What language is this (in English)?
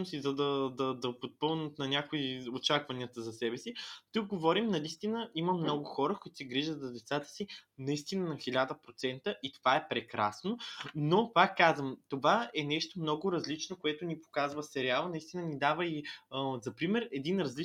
Bulgarian